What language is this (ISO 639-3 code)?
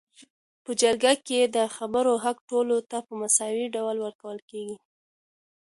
pus